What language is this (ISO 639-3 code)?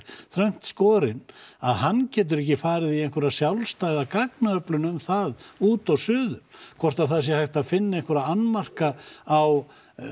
isl